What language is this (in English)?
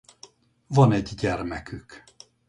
Hungarian